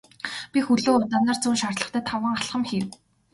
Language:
Mongolian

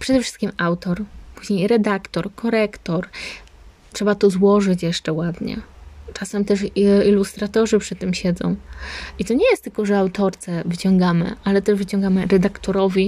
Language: Polish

